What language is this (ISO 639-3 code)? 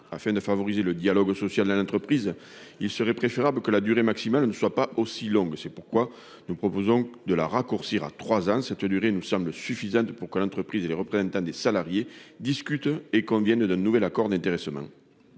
fra